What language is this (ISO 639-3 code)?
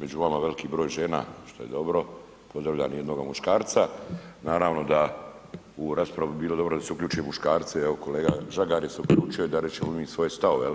hrv